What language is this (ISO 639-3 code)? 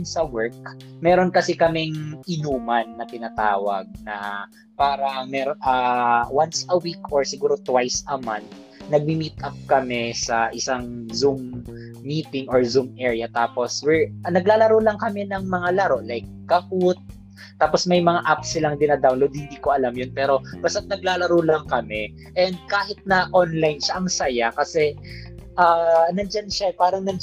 fil